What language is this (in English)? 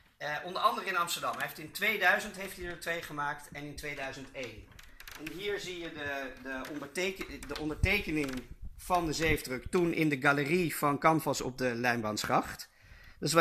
Dutch